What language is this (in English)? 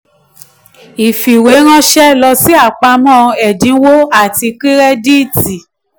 Yoruba